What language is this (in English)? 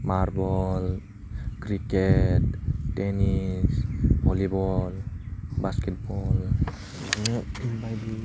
Bodo